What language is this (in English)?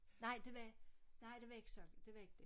Danish